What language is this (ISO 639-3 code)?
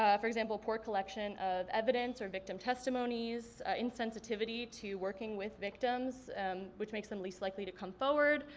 eng